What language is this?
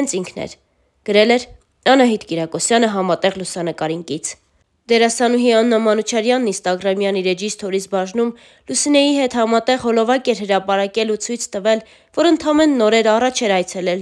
Romanian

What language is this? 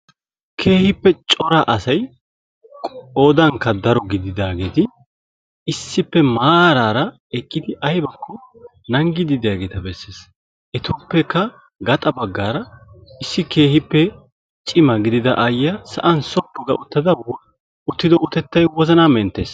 Wolaytta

